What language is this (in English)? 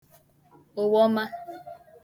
Igbo